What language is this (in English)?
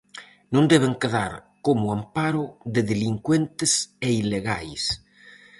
Galician